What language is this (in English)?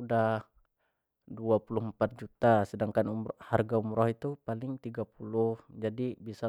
Jambi Malay